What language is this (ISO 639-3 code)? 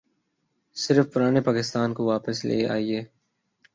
urd